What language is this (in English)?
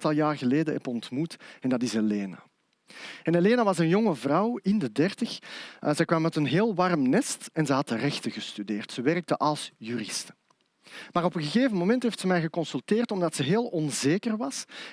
Dutch